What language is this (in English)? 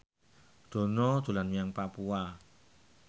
Javanese